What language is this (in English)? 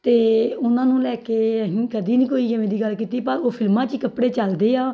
Punjabi